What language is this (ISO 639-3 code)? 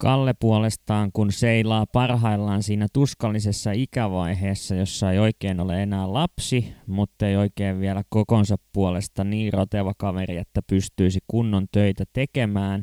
fin